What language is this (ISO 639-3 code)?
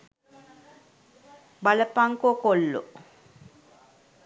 sin